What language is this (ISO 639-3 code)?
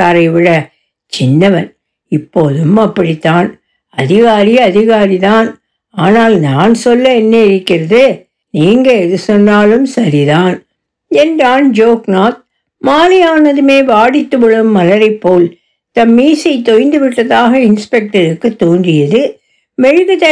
tam